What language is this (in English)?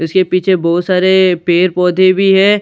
Hindi